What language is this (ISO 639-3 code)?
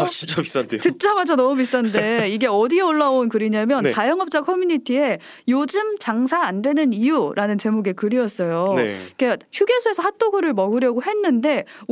kor